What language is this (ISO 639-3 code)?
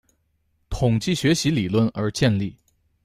zho